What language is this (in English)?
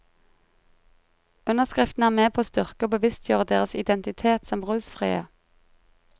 Norwegian